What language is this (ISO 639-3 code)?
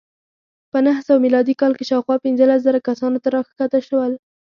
pus